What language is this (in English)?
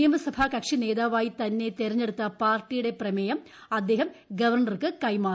Malayalam